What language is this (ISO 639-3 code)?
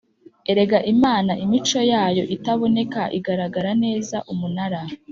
kin